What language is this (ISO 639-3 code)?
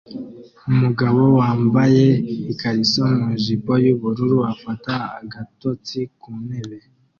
kin